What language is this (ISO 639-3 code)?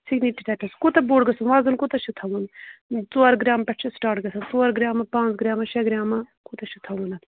kas